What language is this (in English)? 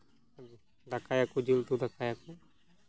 Santali